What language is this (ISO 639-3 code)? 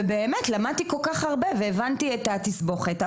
heb